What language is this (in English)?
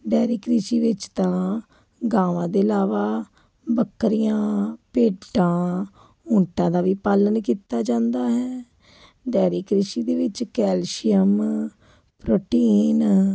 Punjabi